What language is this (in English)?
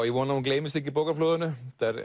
Icelandic